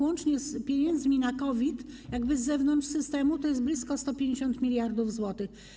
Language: Polish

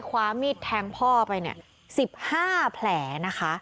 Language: Thai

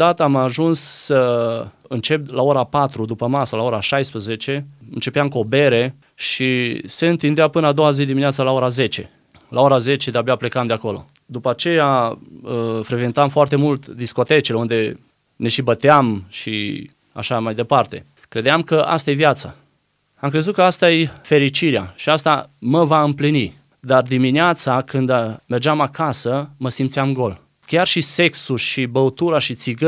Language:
Romanian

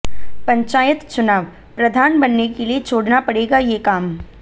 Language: Hindi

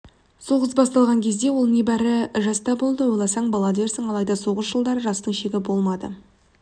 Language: Kazakh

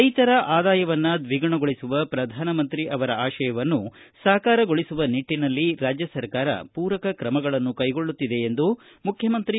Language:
Kannada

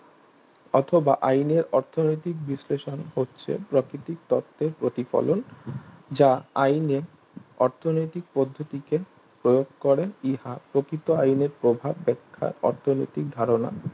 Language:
Bangla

